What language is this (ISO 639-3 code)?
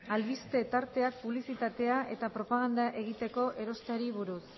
eus